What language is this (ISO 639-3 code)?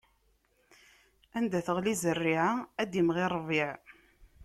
kab